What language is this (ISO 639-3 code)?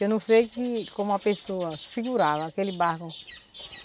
por